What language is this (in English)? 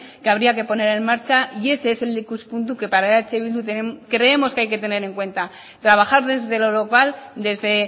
Spanish